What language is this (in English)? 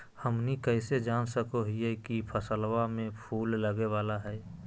Magahi